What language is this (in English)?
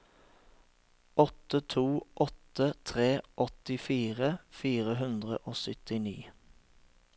Norwegian